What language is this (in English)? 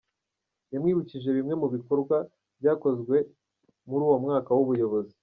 Kinyarwanda